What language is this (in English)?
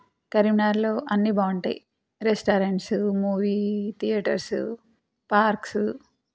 Telugu